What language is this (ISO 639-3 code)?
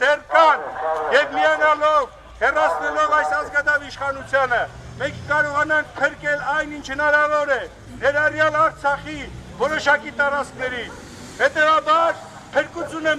tur